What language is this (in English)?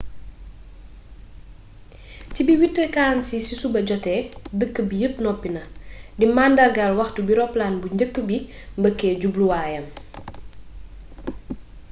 Wolof